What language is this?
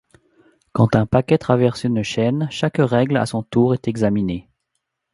French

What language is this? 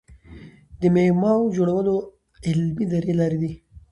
Pashto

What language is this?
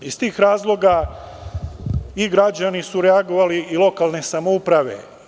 Serbian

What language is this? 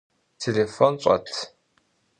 Kabardian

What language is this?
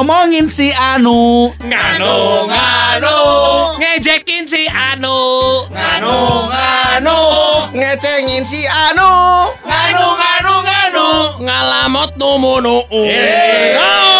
Indonesian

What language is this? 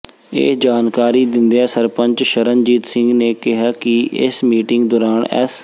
Punjabi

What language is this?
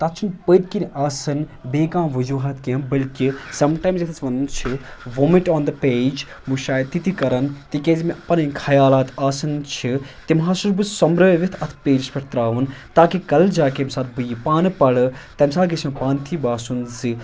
Kashmiri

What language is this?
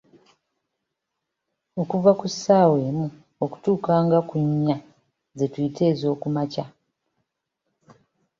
Ganda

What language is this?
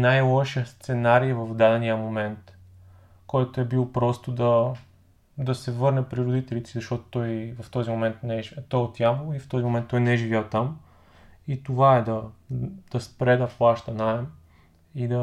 Bulgarian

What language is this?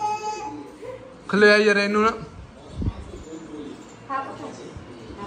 Punjabi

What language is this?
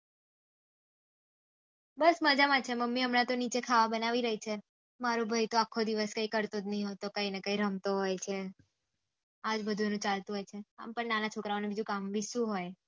Gujarati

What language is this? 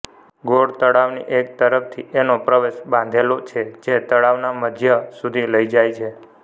Gujarati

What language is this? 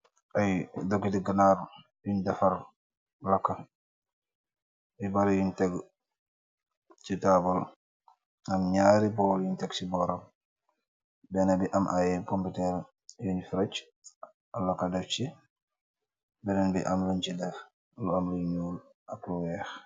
Wolof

